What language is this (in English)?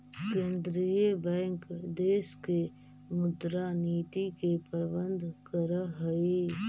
Magahi